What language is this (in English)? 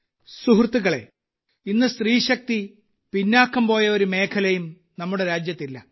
Malayalam